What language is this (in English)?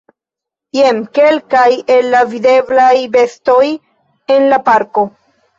Esperanto